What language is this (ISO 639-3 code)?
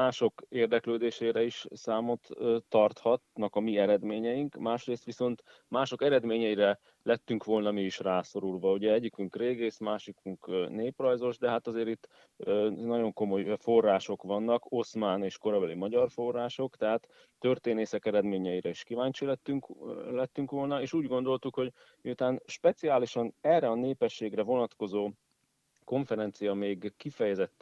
hun